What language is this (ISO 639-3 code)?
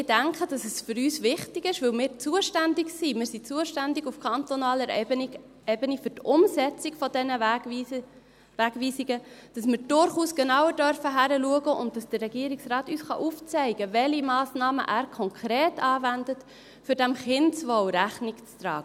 gsw